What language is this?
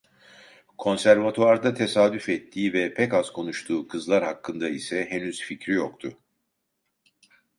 Turkish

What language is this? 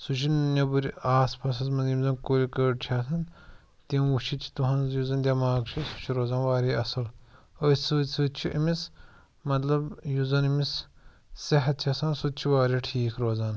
Kashmiri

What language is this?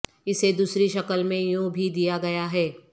Urdu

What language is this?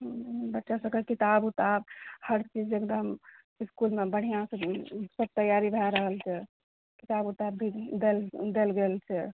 Maithili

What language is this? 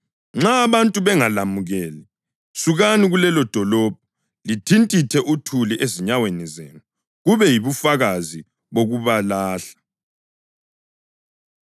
North Ndebele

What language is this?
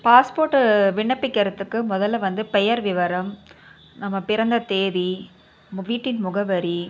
Tamil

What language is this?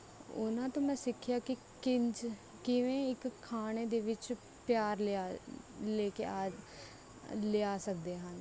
Punjabi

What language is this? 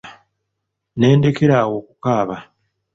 Ganda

